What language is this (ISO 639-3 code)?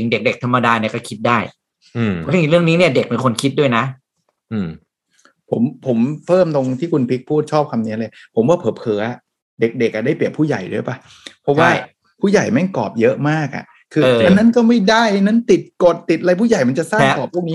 tha